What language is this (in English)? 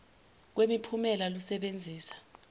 Zulu